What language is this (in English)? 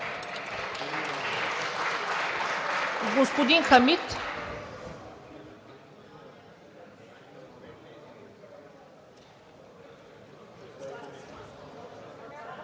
Bulgarian